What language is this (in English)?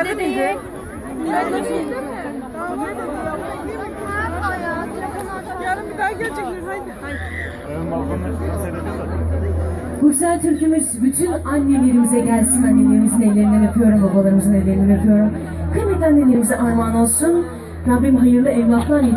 Turkish